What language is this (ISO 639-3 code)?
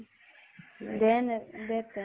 asm